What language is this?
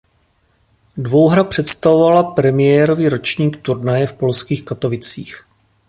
Czech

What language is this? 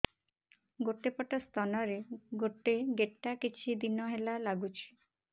Odia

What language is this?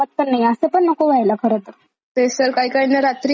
Marathi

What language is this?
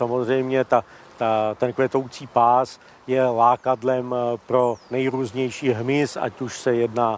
Czech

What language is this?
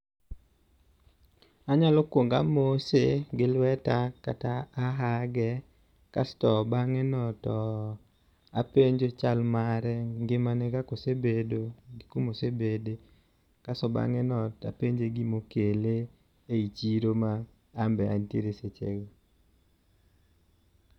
Luo (Kenya and Tanzania)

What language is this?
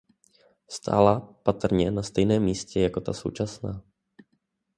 Czech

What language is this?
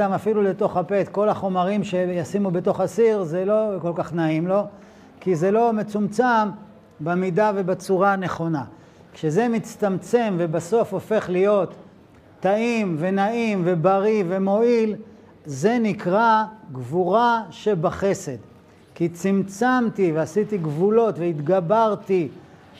Hebrew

